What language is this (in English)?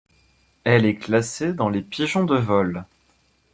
French